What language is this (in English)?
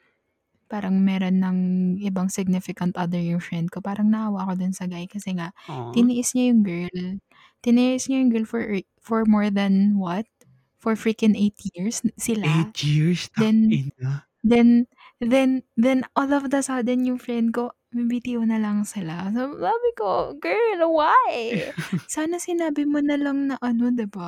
Filipino